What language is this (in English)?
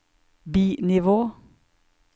Norwegian